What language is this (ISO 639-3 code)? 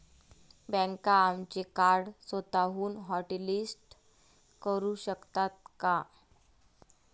mar